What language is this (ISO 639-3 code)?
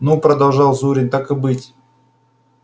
rus